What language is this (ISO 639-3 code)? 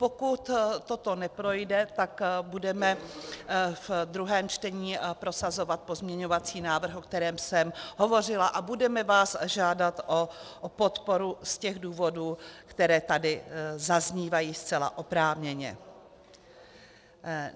ces